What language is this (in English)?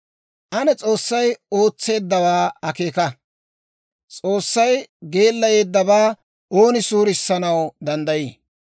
Dawro